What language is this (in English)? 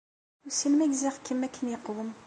Kabyle